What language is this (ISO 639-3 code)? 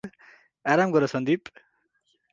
nep